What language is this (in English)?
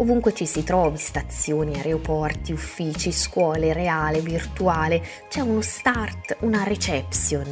Italian